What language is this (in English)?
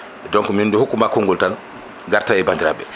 Fula